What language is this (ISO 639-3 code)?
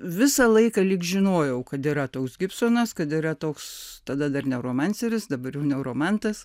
lit